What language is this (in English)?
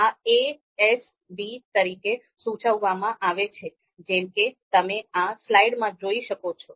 Gujarati